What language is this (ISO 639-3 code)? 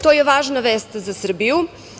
srp